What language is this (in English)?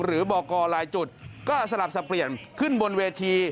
Thai